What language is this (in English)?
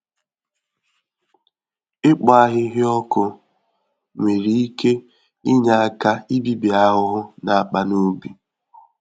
Igbo